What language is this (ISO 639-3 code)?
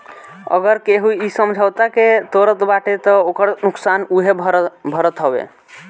bho